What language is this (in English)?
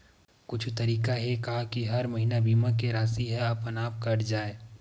Chhattisgarhi